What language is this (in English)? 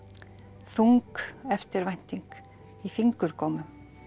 Icelandic